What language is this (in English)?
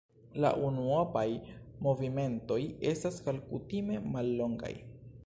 Esperanto